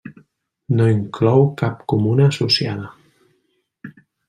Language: Catalan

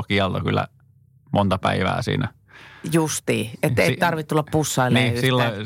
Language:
Finnish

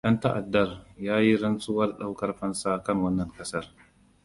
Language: Hausa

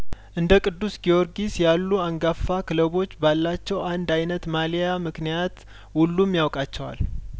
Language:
Amharic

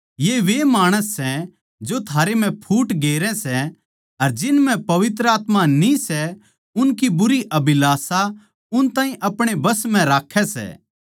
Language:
Haryanvi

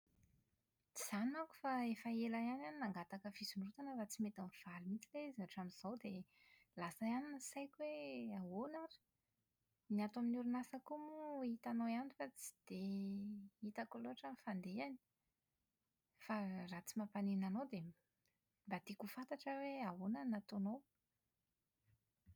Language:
Malagasy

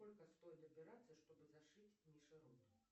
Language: Russian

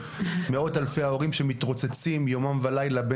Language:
Hebrew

